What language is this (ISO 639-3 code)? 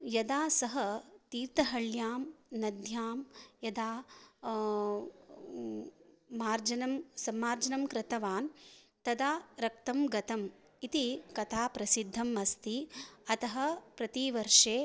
san